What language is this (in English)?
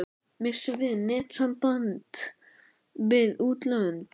Icelandic